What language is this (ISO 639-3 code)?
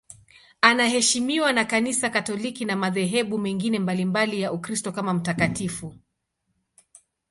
swa